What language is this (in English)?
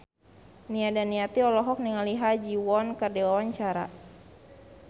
Sundanese